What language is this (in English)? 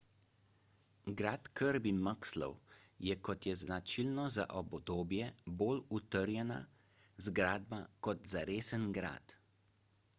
Slovenian